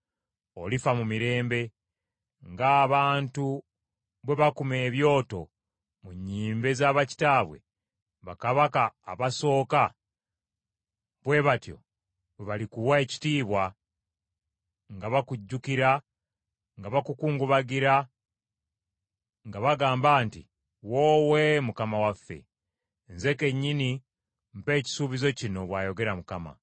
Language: Ganda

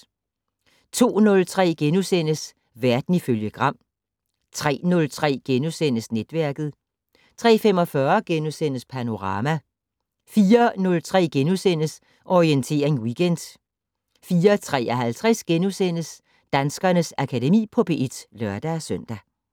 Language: Danish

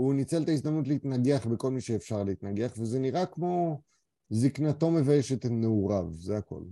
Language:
Hebrew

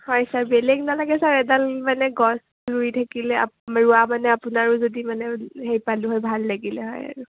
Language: Assamese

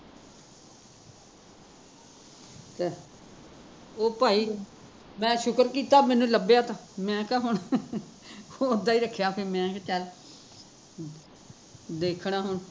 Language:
Punjabi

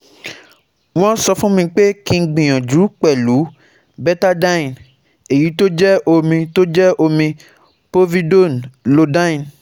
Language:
Yoruba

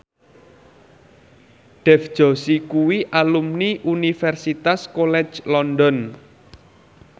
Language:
Javanese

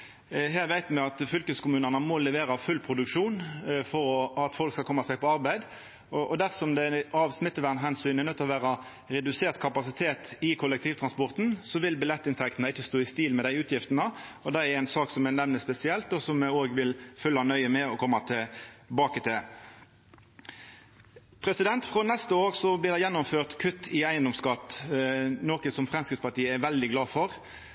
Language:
Norwegian Nynorsk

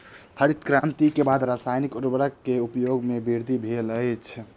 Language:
Maithili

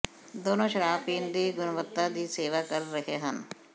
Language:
Punjabi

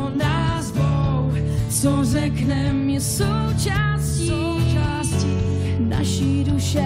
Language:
Czech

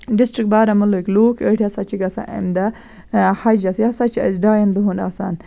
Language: Kashmiri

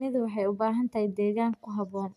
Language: Somali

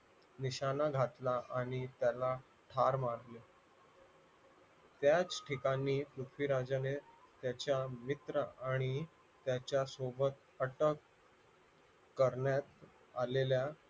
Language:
Marathi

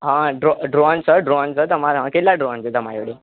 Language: Gujarati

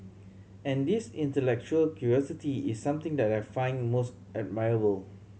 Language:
English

